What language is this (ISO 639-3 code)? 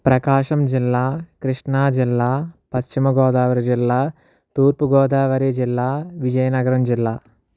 tel